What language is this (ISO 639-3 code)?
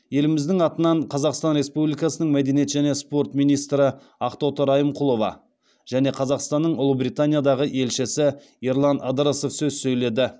kaz